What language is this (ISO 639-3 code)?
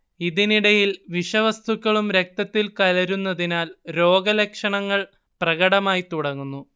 mal